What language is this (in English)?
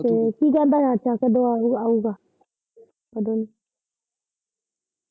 Punjabi